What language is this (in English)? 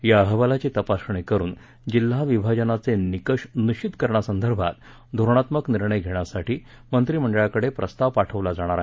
Marathi